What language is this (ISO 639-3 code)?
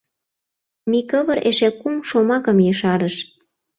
chm